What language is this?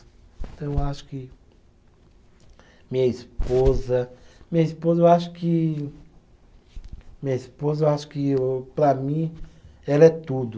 Portuguese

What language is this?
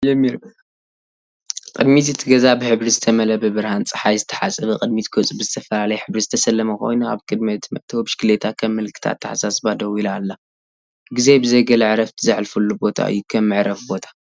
Tigrinya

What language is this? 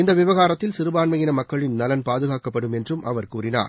Tamil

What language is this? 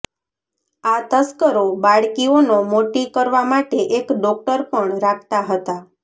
Gujarati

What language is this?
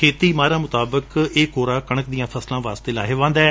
Punjabi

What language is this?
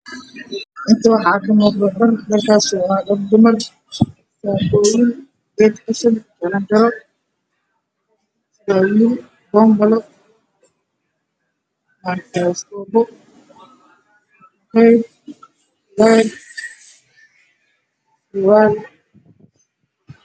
Somali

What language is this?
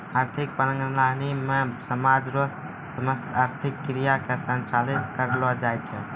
Maithili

